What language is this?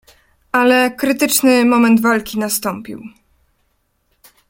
Polish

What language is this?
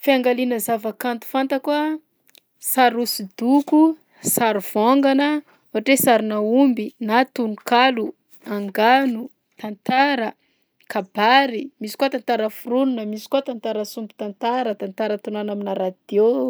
Southern Betsimisaraka Malagasy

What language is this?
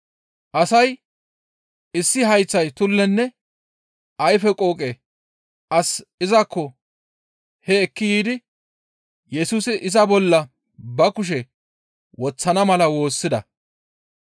Gamo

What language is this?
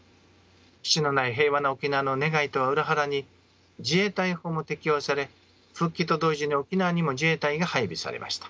Japanese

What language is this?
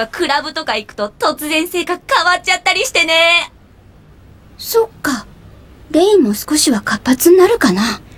Japanese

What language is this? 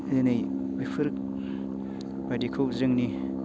Bodo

